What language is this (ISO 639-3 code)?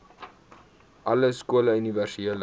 afr